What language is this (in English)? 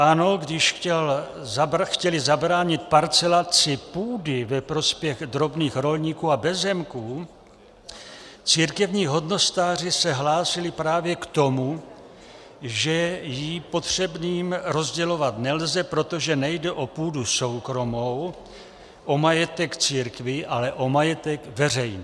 Czech